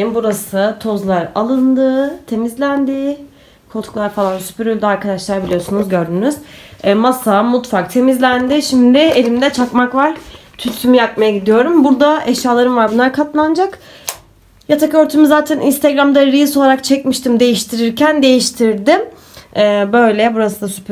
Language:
Turkish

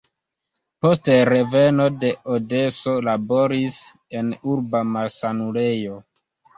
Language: Esperanto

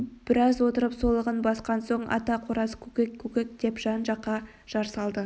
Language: Kazakh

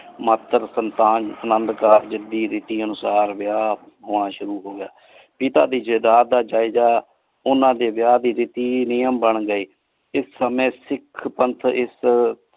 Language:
Punjabi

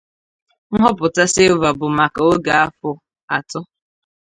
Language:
Igbo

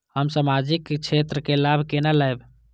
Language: Maithili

